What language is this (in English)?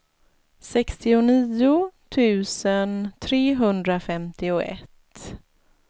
Swedish